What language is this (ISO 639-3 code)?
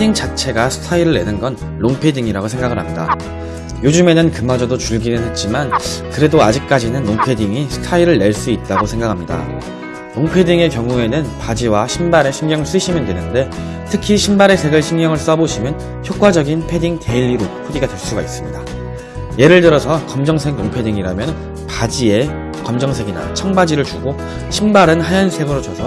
kor